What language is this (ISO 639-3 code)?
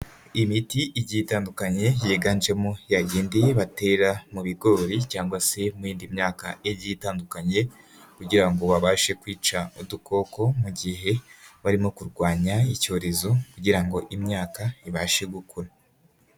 kin